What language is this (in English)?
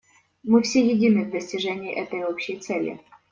Russian